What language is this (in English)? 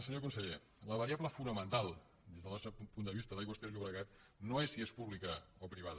Catalan